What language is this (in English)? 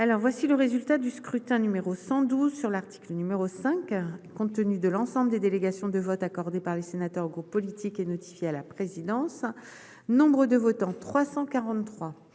French